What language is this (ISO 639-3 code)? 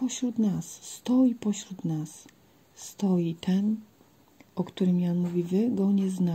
pol